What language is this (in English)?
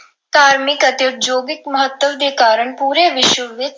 Punjabi